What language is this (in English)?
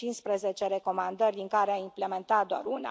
Romanian